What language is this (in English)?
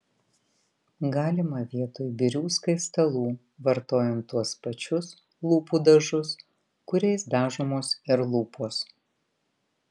Lithuanian